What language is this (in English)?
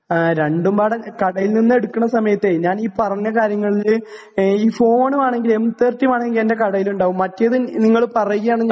Malayalam